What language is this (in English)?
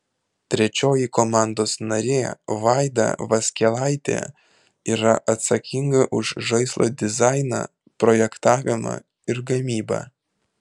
Lithuanian